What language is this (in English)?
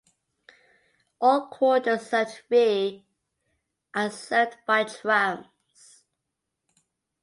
English